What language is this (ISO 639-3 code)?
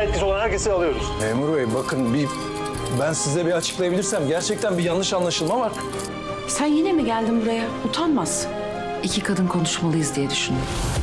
tur